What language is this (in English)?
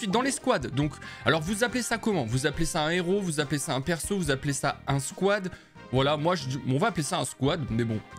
French